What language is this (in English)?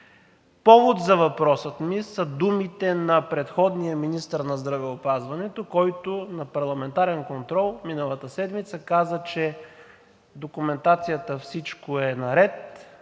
Bulgarian